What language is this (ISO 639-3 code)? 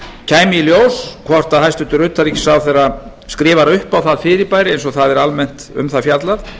isl